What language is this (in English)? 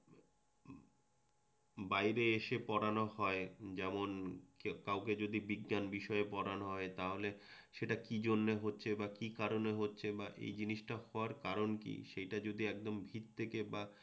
Bangla